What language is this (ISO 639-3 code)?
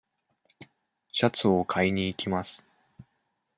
jpn